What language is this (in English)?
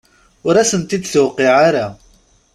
Kabyle